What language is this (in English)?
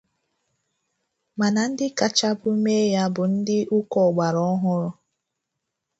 Igbo